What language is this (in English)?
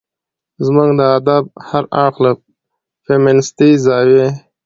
Pashto